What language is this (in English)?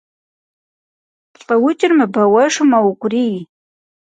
Kabardian